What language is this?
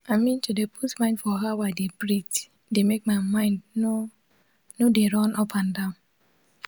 Nigerian Pidgin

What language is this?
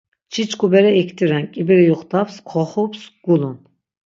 Laz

